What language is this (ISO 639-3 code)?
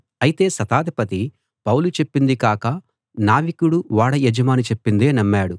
tel